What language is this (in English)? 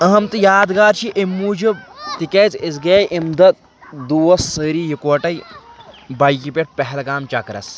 Kashmiri